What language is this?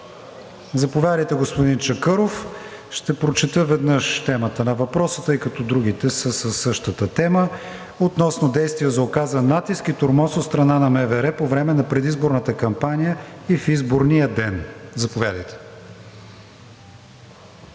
Bulgarian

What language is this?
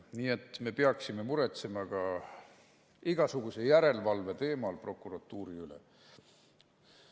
Estonian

